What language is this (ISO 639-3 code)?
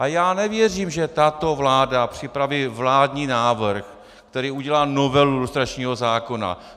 ces